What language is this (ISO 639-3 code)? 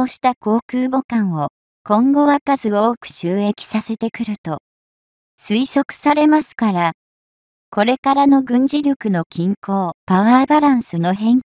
jpn